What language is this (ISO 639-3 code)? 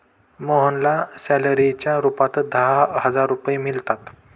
mar